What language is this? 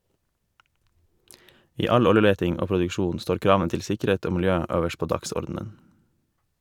Norwegian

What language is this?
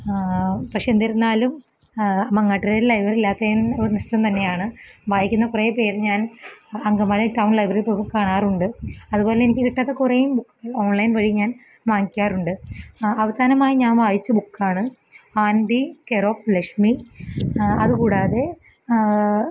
Malayalam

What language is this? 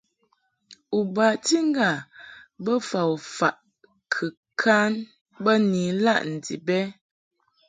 Mungaka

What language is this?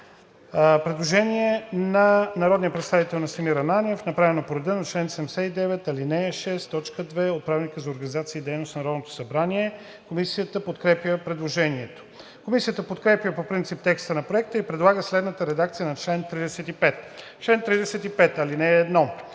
Bulgarian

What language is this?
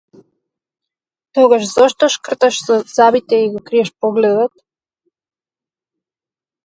Macedonian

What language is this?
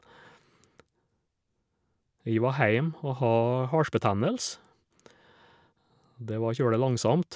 Norwegian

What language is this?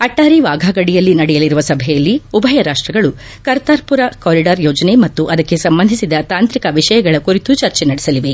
Kannada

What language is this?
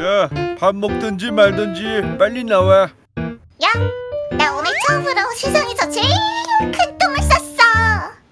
Korean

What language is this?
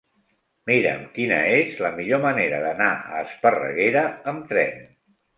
Catalan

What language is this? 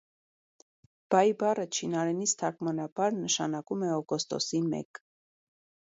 Armenian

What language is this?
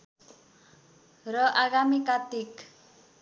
Nepali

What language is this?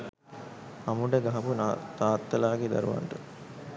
Sinhala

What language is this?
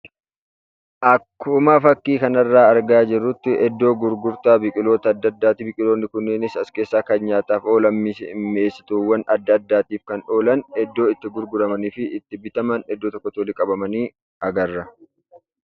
Oromo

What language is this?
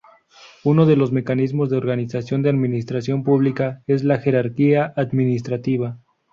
Spanish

